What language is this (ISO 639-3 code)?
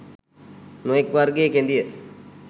sin